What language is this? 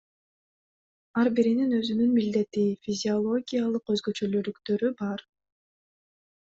Kyrgyz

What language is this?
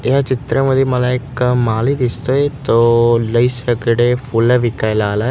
Marathi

